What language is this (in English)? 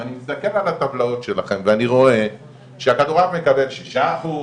Hebrew